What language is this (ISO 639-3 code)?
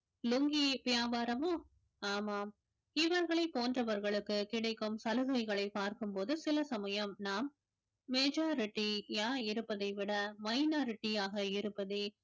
tam